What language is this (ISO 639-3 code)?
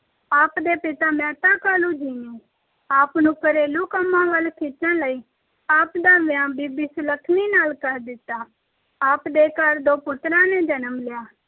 pan